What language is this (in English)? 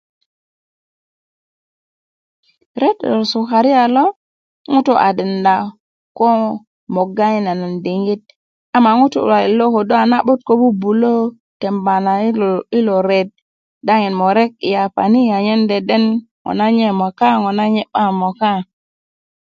Kuku